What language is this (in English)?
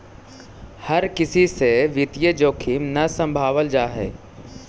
Magahi